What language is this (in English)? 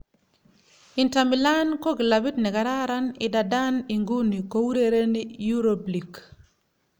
Kalenjin